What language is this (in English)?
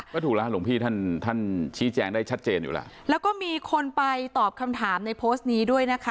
Thai